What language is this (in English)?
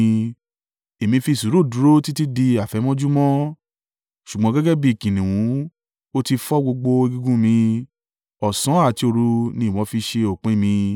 Yoruba